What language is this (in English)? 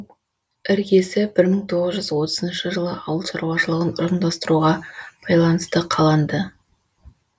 Kazakh